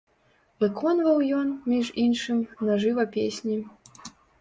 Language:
Belarusian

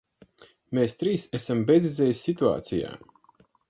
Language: Latvian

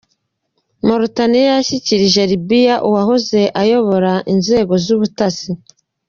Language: Kinyarwanda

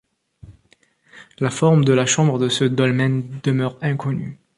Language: French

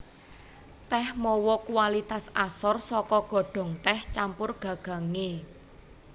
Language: Javanese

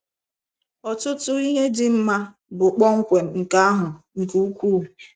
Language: Igbo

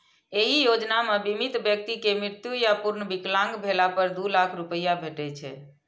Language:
Maithili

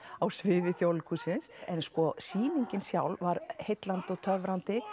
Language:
Icelandic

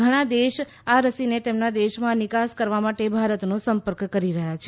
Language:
Gujarati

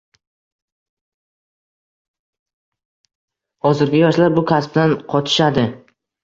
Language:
Uzbek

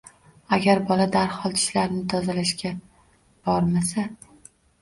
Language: Uzbek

